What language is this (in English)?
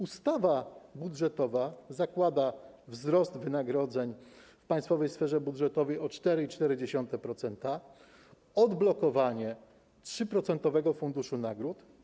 Polish